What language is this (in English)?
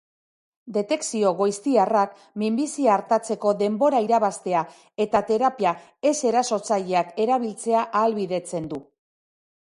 Basque